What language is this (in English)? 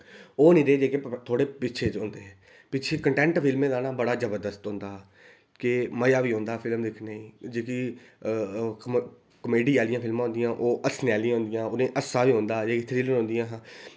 Dogri